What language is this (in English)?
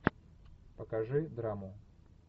Russian